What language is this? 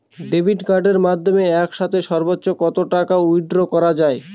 Bangla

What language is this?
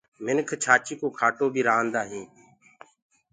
Gurgula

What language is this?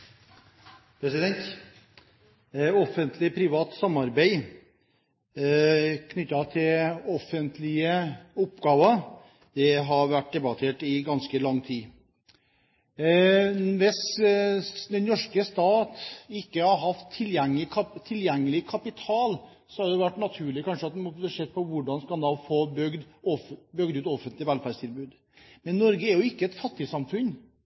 Norwegian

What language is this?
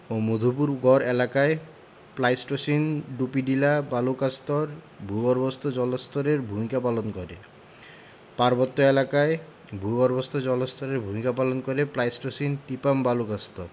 Bangla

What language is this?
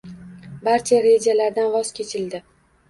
Uzbek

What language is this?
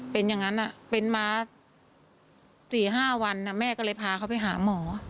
Thai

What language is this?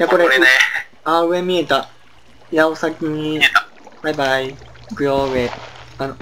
Japanese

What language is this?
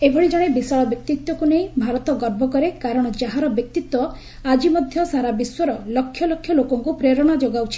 Odia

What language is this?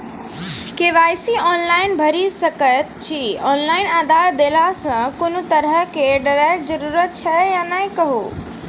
Maithili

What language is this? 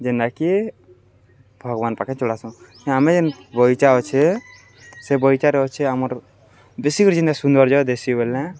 Odia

